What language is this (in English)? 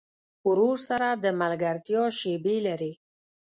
Pashto